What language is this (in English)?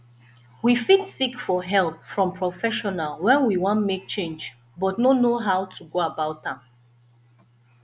Nigerian Pidgin